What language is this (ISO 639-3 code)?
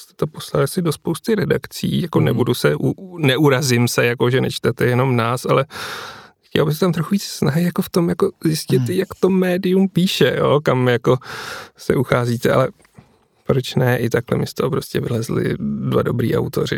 ces